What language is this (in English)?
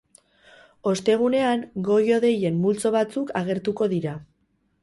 Basque